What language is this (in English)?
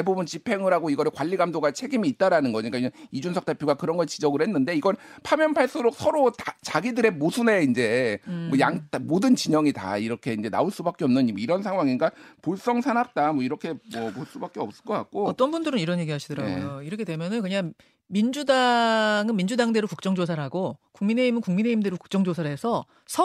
Korean